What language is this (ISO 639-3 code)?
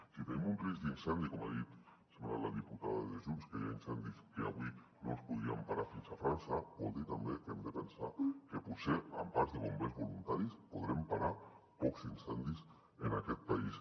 cat